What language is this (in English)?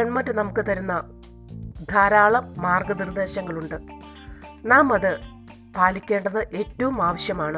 Malayalam